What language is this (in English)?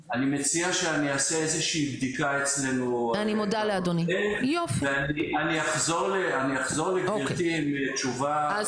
Hebrew